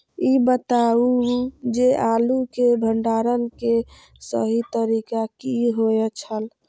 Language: Maithili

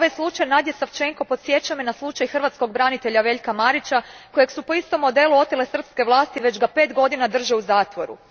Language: Croatian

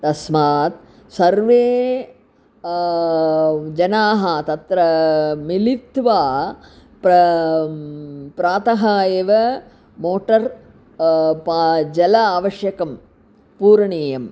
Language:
Sanskrit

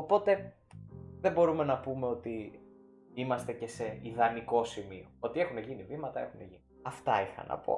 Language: Greek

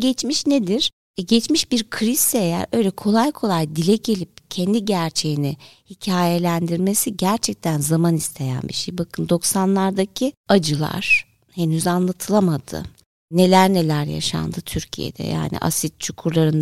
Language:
Turkish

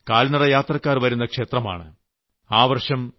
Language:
Malayalam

